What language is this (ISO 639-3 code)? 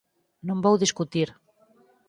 glg